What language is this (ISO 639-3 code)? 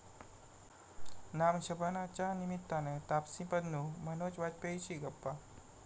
mar